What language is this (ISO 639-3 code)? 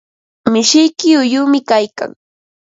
qva